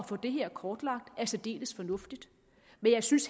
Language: Danish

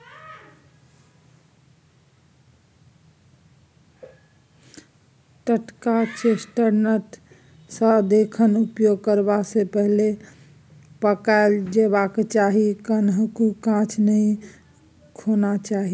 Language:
Maithili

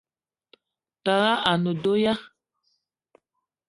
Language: Eton (Cameroon)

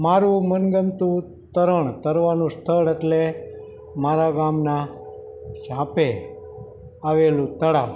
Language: Gujarati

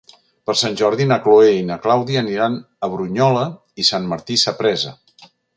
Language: Catalan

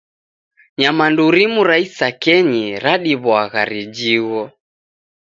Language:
Taita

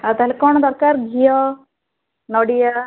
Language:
Odia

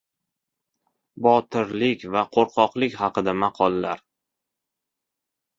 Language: Uzbek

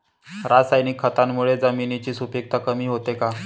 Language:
Marathi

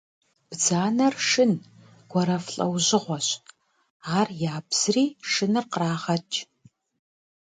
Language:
Kabardian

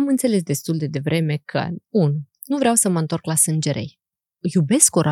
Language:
Romanian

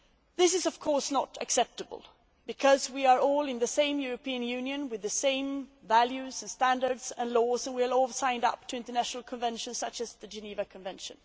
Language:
English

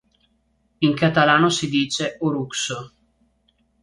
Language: Italian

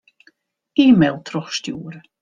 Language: Western Frisian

